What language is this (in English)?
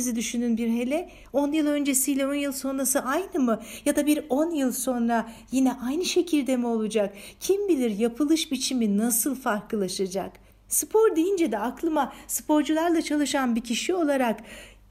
Turkish